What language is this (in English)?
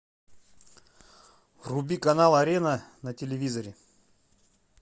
Russian